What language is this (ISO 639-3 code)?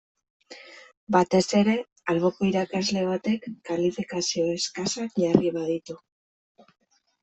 eus